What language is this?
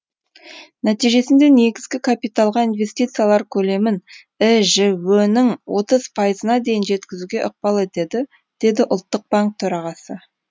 Kazakh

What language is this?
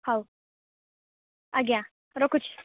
Odia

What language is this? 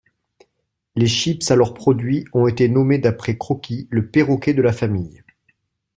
French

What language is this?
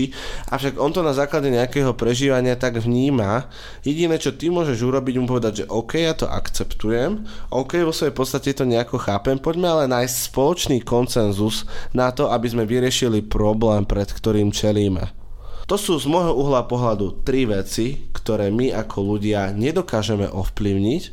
Slovak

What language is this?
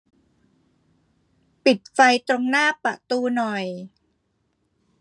Thai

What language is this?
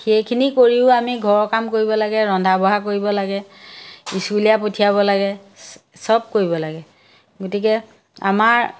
Assamese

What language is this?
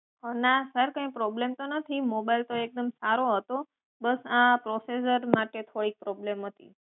Gujarati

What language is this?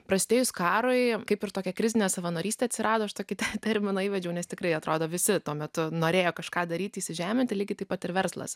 Lithuanian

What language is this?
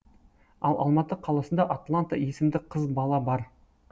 Kazakh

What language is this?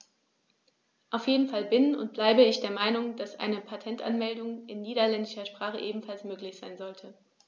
German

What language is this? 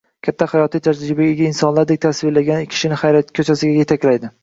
Uzbek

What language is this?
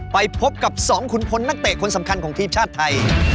Thai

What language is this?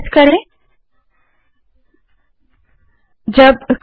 Hindi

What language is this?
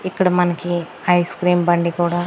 Telugu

